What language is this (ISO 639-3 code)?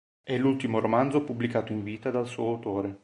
ita